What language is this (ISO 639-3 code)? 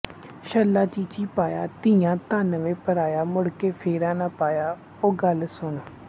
pan